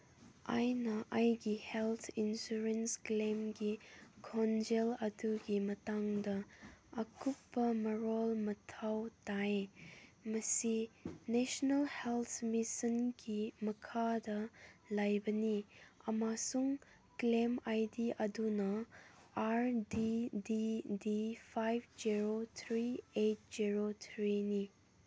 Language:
Manipuri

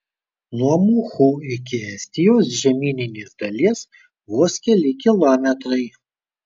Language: Lithuanian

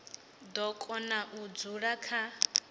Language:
Venda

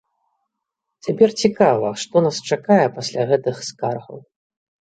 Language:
Belarusian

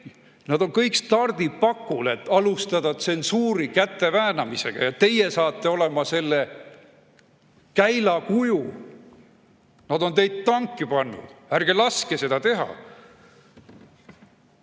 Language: Estonian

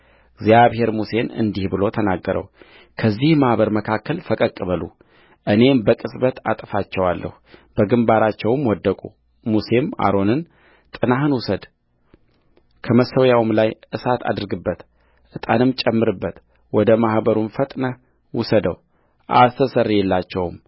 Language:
Amharic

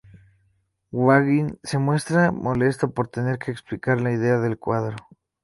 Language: Spanish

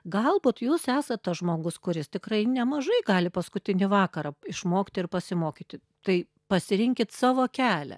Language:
Lithuanian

